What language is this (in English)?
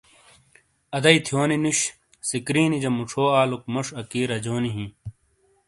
Shina